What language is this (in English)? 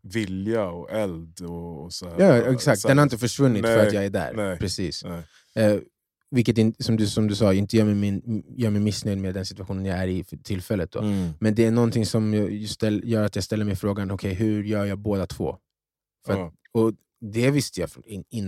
Swedish